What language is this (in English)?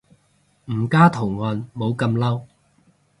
Cantonese